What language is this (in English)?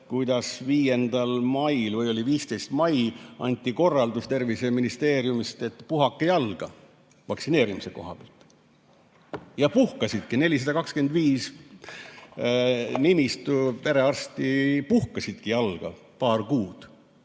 Estonian